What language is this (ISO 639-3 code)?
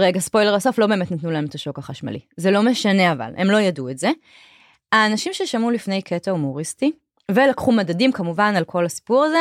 heb